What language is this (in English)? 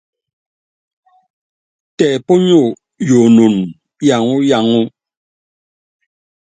Yangben